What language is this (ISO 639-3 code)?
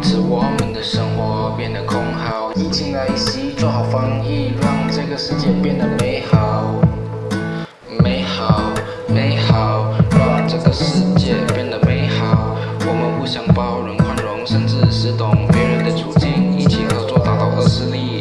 zho